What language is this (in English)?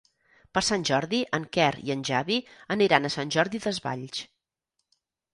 Catalan